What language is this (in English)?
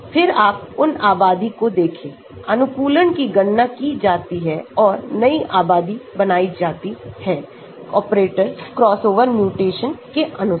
Hindi